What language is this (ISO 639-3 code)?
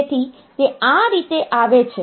guj